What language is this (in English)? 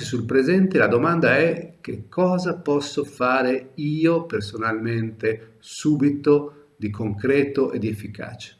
Italian